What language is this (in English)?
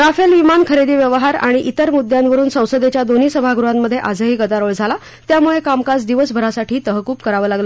Marathi